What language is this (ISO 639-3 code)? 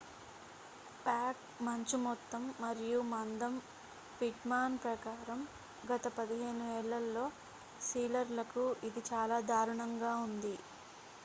tel